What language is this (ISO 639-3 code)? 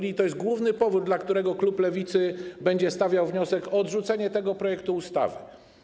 pol